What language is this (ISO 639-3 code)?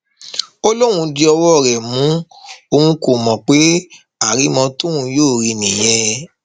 yor